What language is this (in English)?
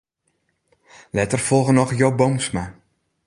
Western Frisian